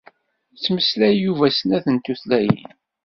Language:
Kabyle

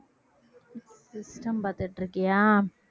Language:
Tamil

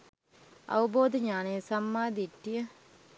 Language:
Sinhala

